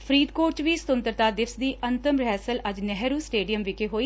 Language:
Punjabi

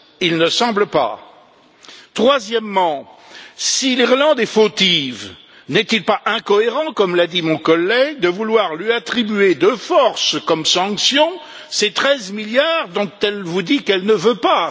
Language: French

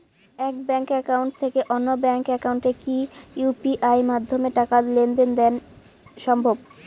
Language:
Bangla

